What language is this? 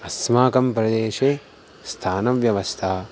Sanskrit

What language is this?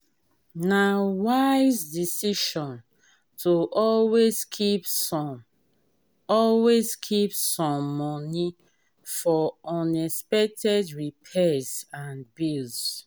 Nigerian Pidgin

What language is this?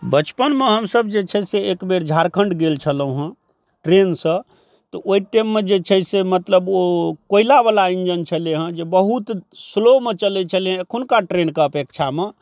Maithili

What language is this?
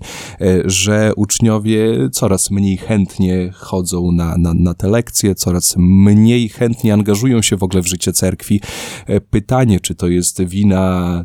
Polish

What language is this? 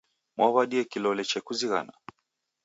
Taita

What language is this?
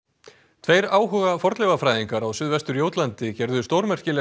Icelandic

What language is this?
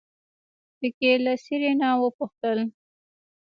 Pashto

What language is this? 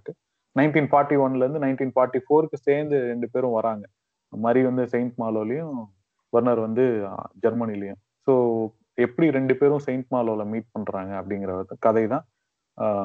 Tamil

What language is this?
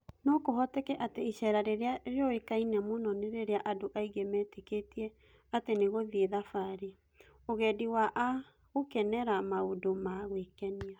Kikuyu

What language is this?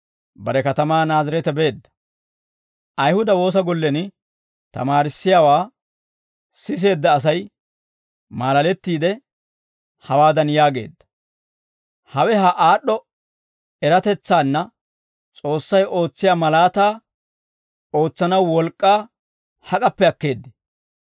Dawro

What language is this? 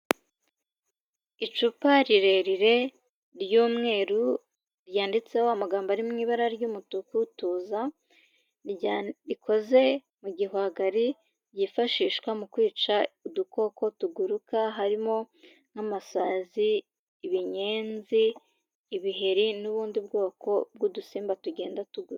Kinyarwanda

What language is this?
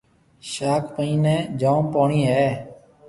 Marwari (Pakistan)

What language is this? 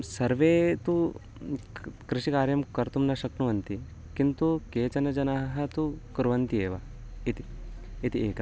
Sanskrit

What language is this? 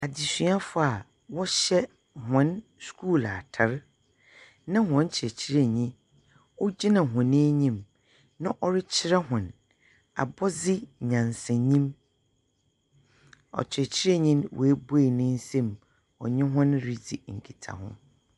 Akan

